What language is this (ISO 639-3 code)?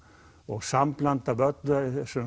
isl